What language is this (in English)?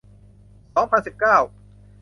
Thai